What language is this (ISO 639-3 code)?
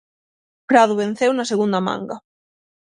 glg